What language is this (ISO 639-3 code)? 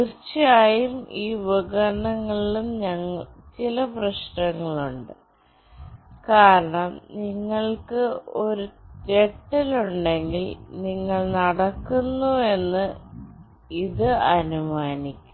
mal